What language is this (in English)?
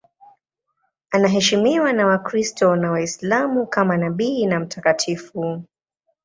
Swahili